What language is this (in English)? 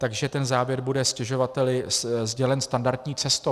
Czech